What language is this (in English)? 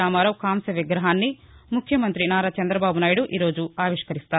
Telugu